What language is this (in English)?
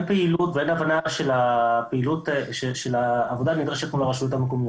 Hebrew